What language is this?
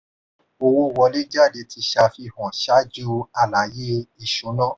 Yoruba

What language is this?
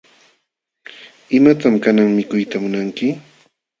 Jauja Wanca Quechua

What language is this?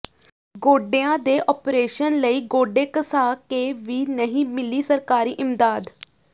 Punjabi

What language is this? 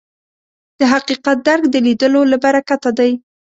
Pashto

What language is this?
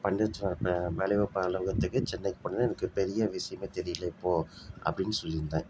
Tamil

